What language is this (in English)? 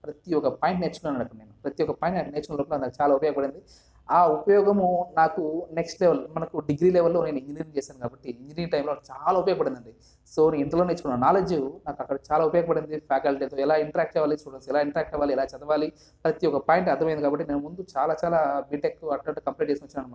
Telugu